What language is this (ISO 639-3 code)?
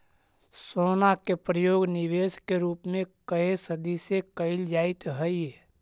mag